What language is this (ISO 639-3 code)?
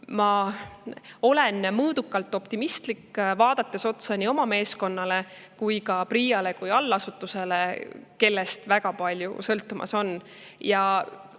est